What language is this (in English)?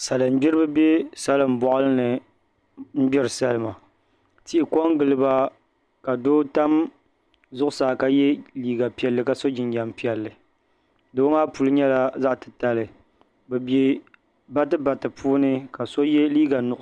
Dagbani